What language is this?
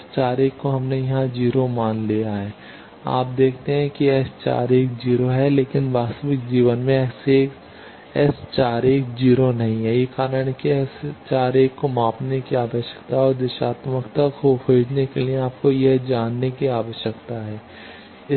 Hindi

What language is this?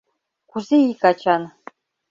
Mari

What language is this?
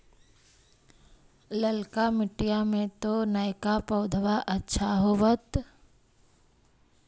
Magahi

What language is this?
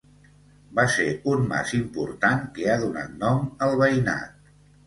Catalan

